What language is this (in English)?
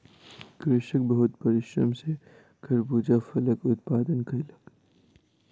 Maithili